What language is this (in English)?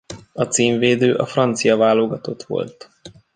Hungarian